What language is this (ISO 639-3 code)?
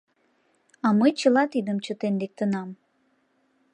chm